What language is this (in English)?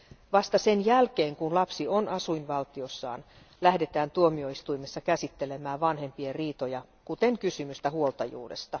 Finnish